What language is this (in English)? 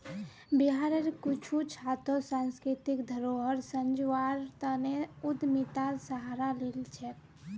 Magahi